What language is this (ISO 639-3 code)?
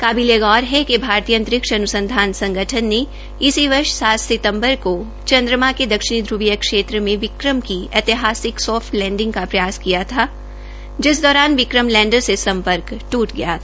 hin